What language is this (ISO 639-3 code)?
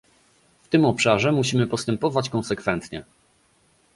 pol